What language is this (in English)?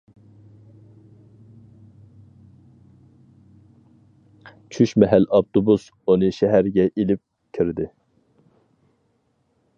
Uyghur